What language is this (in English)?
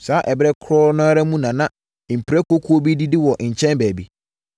Akan